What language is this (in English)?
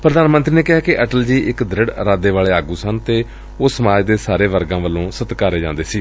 Punjabi